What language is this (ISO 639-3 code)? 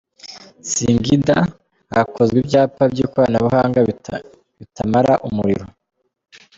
kin